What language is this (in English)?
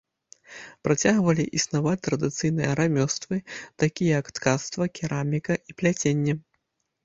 Belarusian